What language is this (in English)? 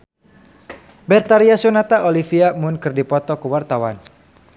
Sundanese